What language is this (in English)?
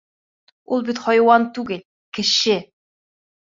Bashkir